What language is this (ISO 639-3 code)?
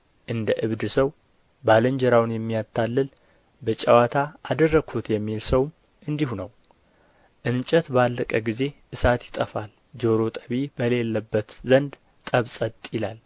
amh